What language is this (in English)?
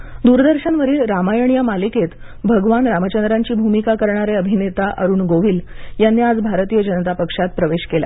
Marathi